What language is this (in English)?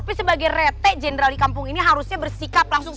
Indonesian